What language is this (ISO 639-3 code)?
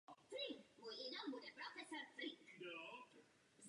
ces